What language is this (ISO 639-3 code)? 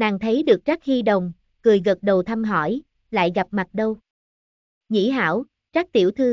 vie